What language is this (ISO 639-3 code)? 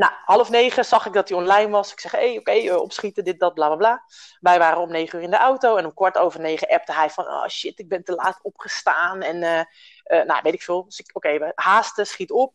nld